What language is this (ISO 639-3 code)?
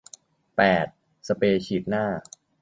tha